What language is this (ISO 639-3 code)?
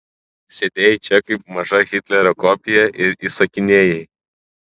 lit